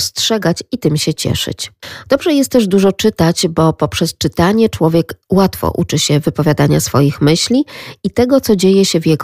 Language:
Polish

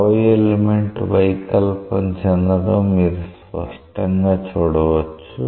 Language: Telugu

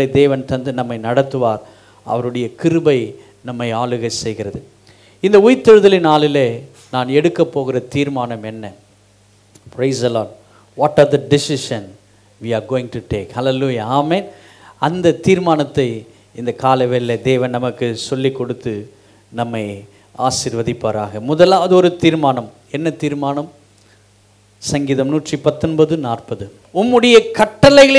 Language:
Tamil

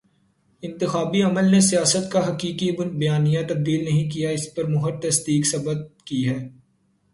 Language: Urdu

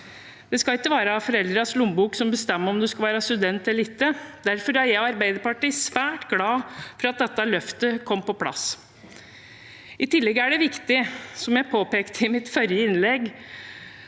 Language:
Norwegian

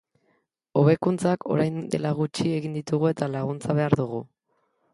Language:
Basque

